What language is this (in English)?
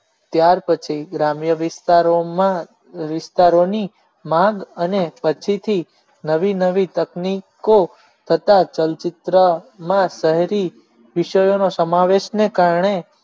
Gujarati